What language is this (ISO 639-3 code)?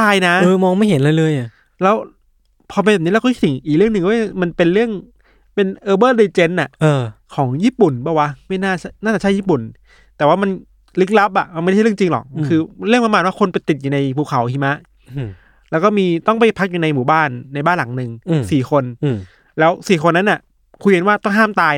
tha